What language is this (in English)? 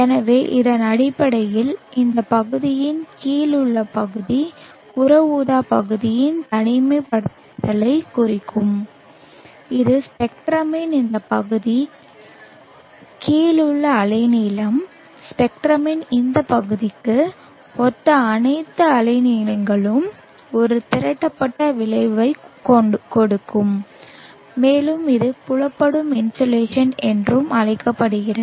Tamil